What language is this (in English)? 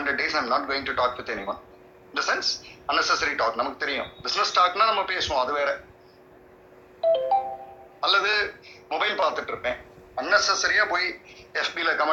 Tamil